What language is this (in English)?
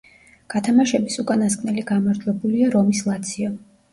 Georgian